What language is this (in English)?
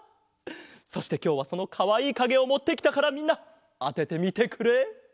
Japanese